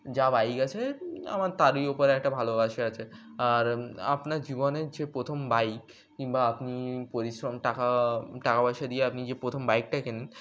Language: Bangla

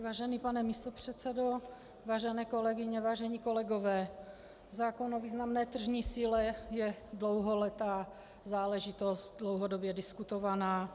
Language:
Czech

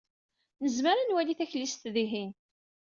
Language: Kabyle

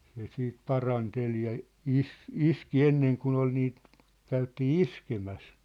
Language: Finnish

